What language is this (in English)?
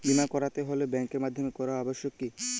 Bangla